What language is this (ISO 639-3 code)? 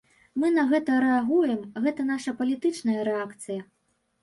bel